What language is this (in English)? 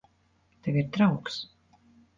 Latvian